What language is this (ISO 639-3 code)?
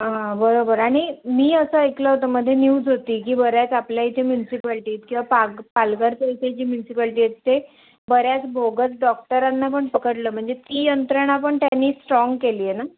mar